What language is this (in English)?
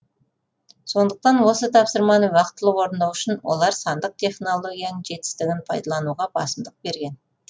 Kazakh